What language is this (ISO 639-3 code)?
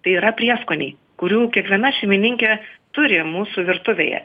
lit